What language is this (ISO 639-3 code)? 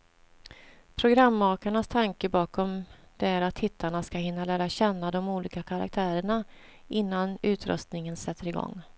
swe